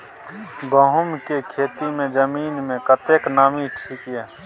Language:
Maithili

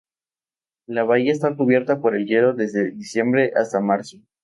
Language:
Spanish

